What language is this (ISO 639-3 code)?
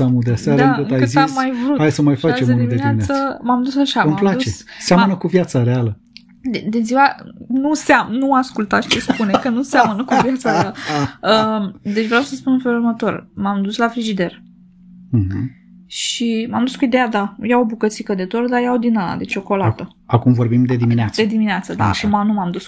ron